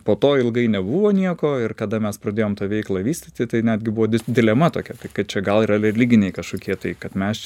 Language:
Lithuanian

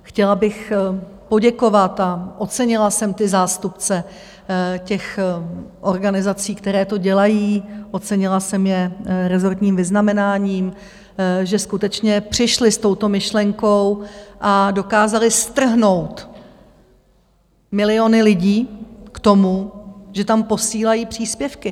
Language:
Czech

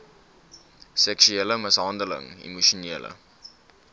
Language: Afrikaans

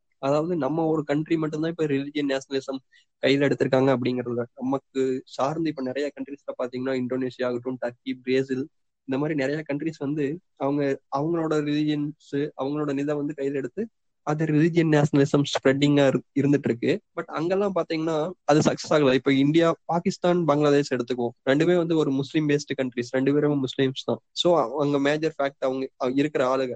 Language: Tamil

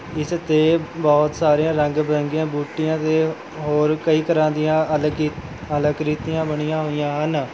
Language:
Punjabi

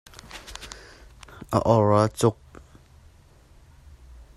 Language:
Hakha Chin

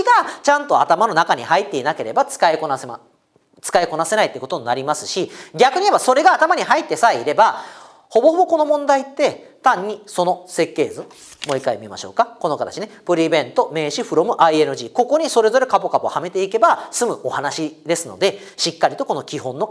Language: Japanese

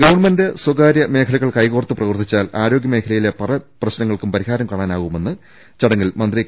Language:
Malayalam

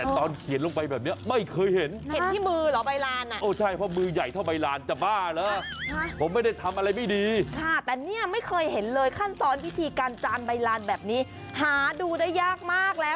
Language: Thai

